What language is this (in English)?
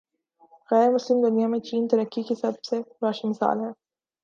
Urdu